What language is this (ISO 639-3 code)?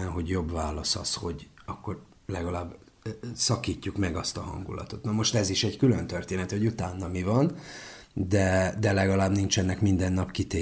hun